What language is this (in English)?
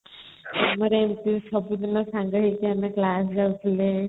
Odia